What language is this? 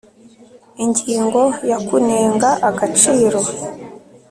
Kinyarwanda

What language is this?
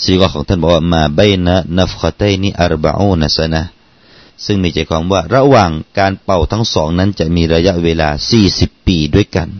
Thai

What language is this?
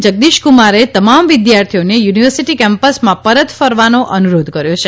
Gujarati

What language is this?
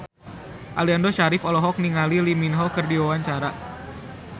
Sundanese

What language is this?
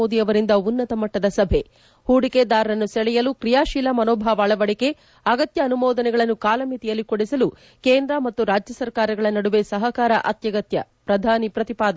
Kannada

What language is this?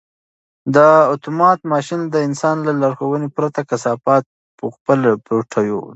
Pashto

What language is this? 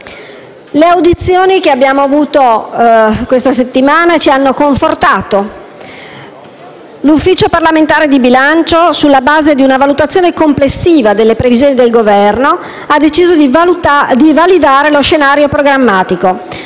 Italian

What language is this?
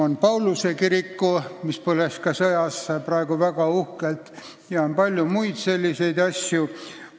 Estonian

